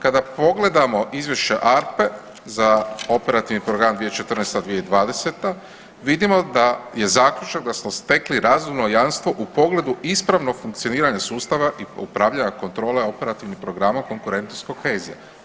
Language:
Croatian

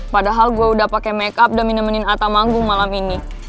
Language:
Indonesian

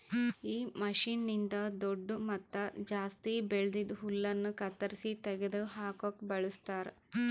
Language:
Kannada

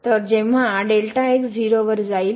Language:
Marathi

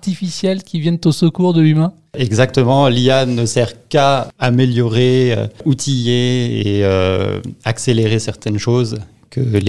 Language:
French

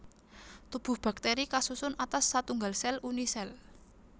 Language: Javanese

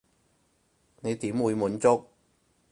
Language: Cantonese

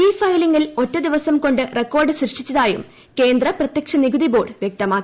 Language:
Malayalam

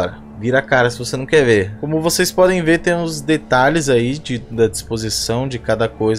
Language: Portuguese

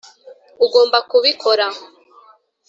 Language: Kinyarwanda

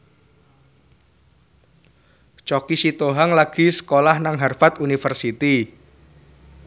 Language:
Javanese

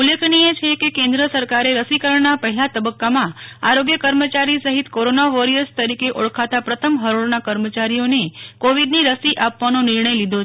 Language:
Gujarati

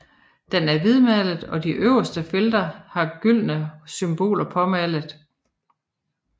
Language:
Danish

